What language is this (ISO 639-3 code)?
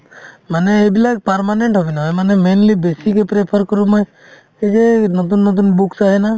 asm